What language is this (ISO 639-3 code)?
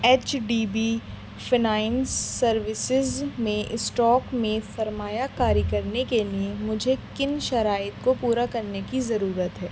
urd